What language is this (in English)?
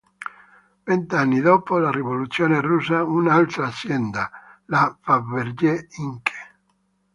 Italian